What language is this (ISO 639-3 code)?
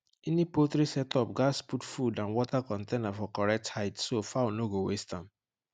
pcm